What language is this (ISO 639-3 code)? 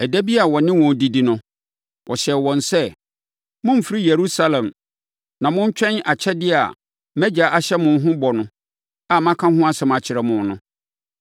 aka